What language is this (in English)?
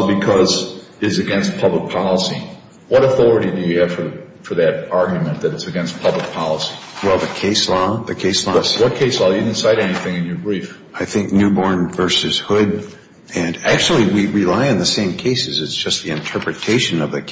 English